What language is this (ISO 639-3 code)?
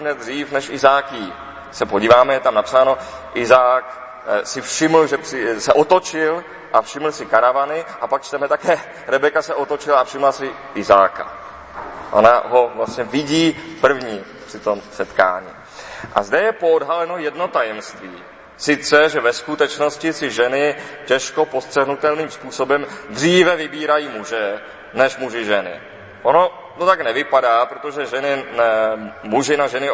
ces